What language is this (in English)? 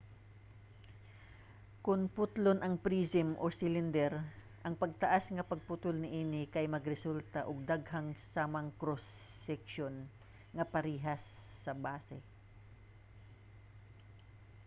Cebuano